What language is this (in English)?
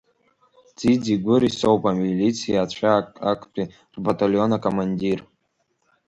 Abkhazian